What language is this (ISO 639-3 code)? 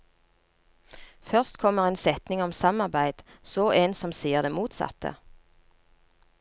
nor